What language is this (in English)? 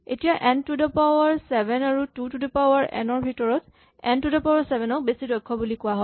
Assamese